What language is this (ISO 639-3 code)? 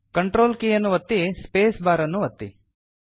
kan